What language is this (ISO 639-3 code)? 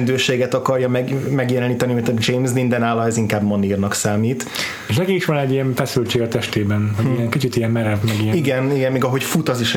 hun